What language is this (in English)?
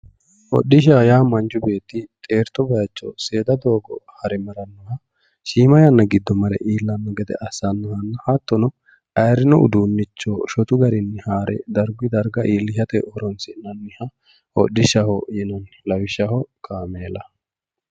Sidamo